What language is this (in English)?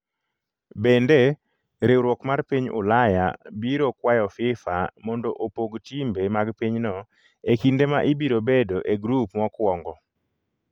Luo (Kenya and Tanzania)